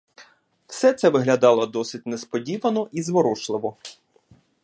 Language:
Ukrainian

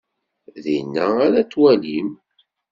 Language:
Kabyle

